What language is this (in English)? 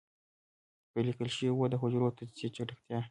Pashto